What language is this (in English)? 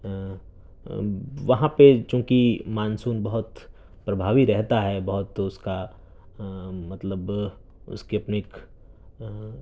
Urdu